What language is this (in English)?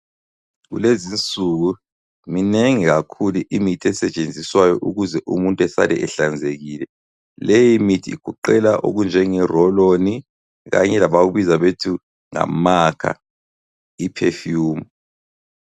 North Ndebele